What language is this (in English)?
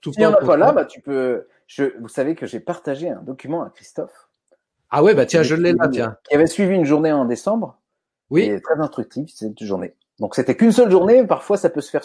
French